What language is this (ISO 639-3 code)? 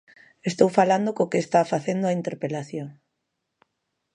glg